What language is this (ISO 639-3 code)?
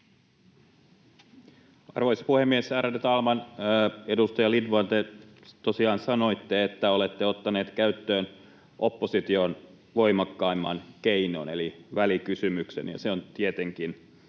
fin